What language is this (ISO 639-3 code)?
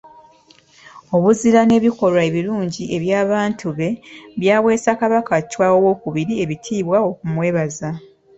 lug